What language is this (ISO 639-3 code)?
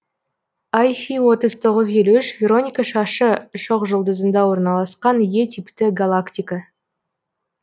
kaz